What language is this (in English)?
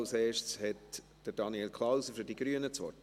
Swiss German